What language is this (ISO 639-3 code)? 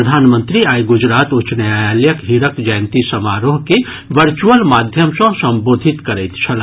mai